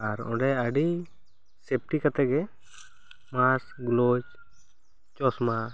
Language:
Santali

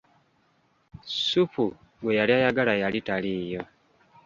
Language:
Ganda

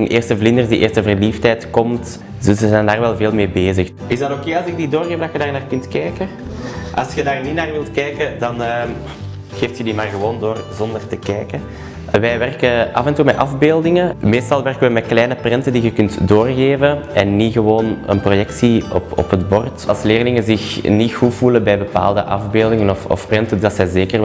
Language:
Dutch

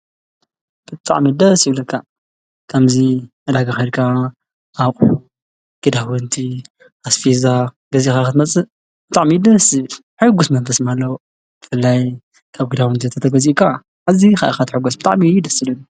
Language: Tigrinya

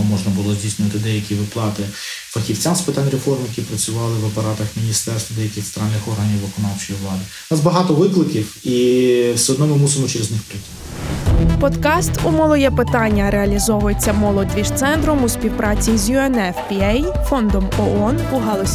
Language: Ukrainian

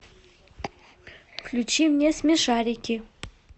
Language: Russian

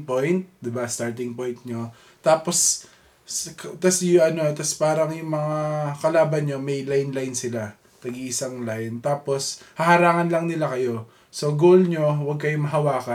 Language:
Filipino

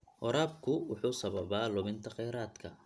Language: Somali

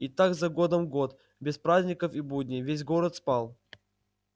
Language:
Russian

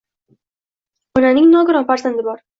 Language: Uzbek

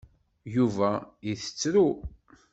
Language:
Kabyle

